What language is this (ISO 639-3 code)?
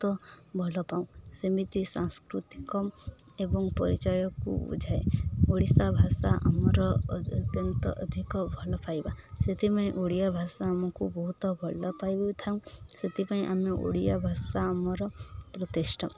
ori